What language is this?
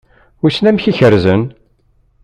Kabyle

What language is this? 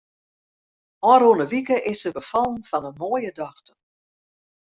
Western Frisian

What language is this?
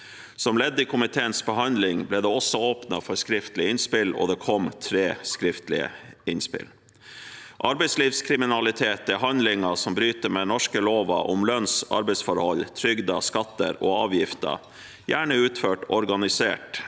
Norwegian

